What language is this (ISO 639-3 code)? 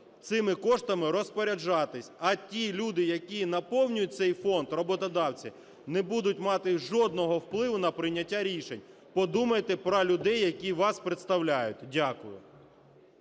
ukr